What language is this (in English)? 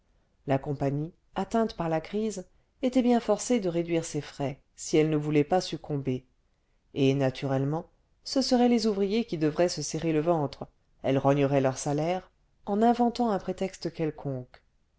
French